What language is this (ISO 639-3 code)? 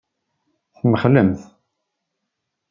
kab